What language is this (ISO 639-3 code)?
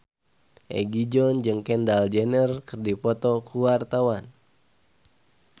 sun